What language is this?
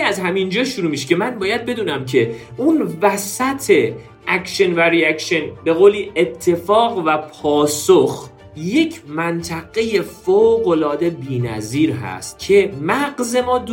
Persian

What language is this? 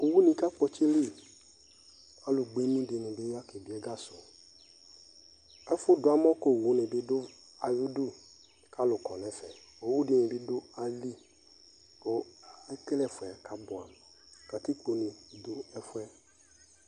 Ikposo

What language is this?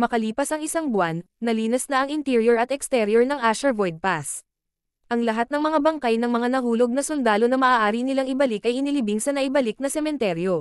Filipino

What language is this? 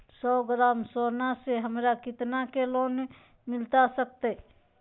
Magahi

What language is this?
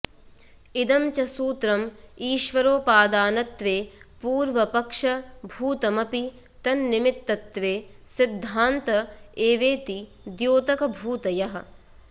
Sanskrit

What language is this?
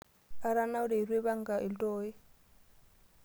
Masai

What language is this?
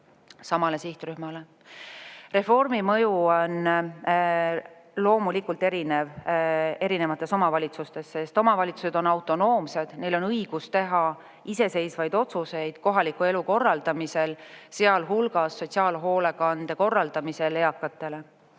Estonian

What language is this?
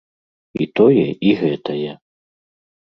Belarusian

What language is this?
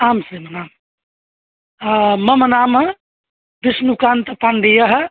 Sanskrit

